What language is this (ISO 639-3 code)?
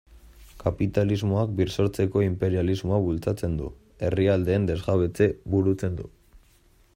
eus